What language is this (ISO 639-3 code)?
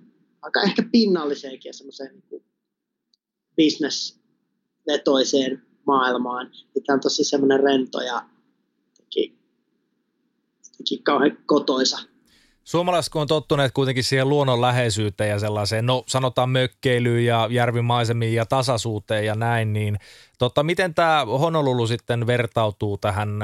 fin